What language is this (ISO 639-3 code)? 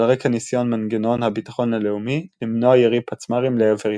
heb